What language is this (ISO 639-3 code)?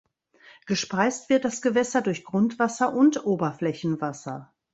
deu